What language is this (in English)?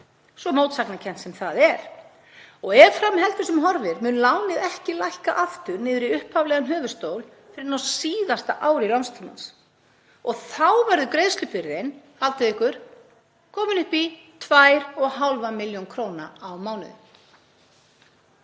Icelandic